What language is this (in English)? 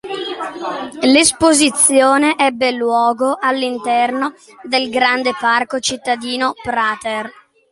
Italian